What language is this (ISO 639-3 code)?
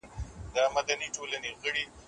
pus